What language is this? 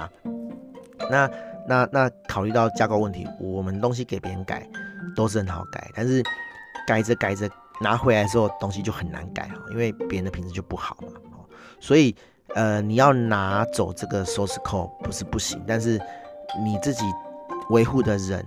Chinese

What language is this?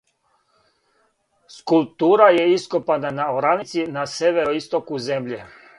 Serbian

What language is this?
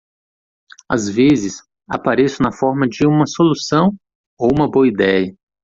Portuguese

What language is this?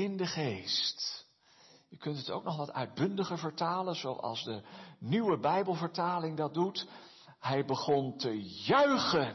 Dutch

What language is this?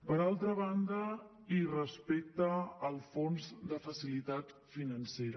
Catalan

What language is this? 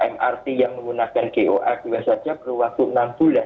Indonesian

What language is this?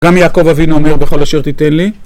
Hebrew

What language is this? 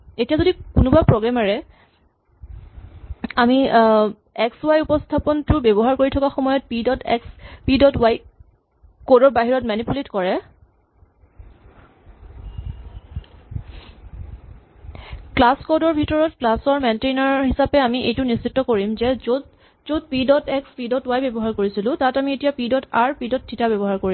Assamese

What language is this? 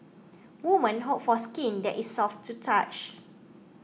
English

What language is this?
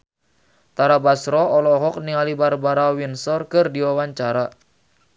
Sundanese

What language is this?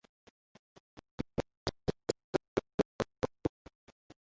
Bangla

